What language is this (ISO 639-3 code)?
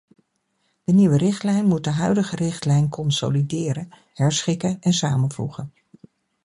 nld